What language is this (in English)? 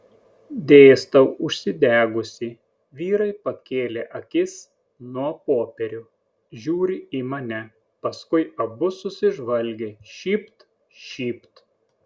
Lithuanian